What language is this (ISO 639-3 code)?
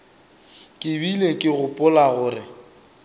nso